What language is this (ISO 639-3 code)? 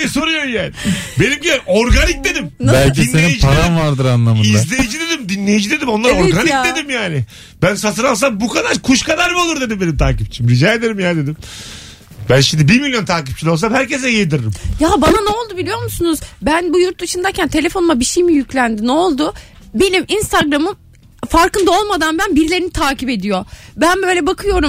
tur